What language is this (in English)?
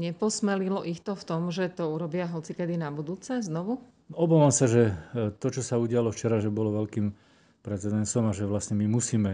Slovak